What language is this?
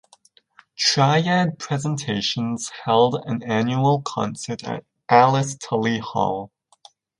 English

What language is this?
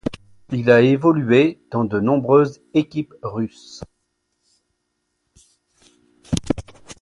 French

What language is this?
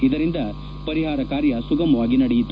Kannada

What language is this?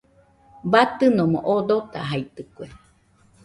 Nüpode Huitoto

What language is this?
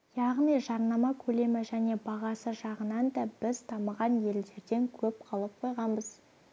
Kazakh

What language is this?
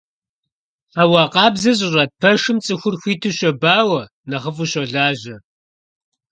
Kabardian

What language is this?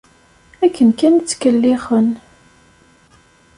Kabyle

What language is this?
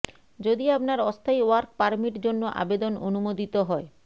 Bangla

